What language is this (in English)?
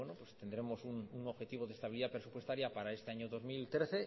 Spanish